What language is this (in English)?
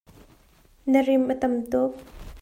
Hakha Chin